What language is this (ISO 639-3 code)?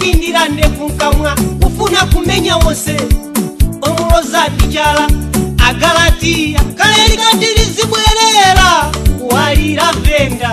ind